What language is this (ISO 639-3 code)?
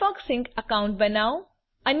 guj